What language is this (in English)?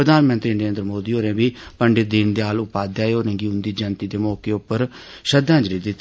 Dogri